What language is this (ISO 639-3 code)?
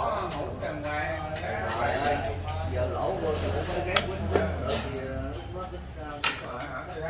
vie